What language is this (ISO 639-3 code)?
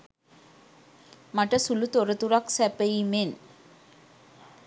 sin